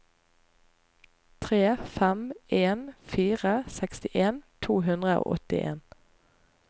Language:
Norwegian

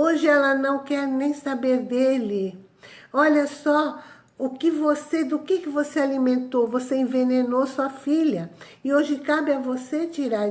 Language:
Portuguese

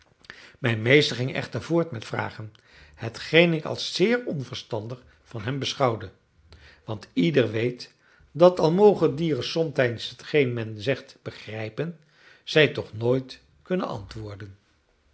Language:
Dutch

